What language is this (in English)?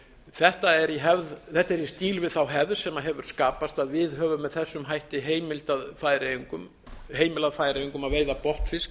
Icelandic